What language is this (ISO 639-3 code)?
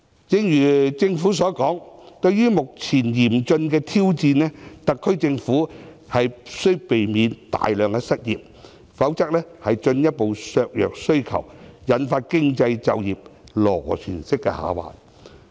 yue